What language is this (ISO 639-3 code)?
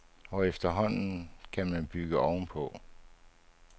dan